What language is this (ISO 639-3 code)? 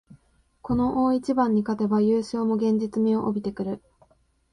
jpn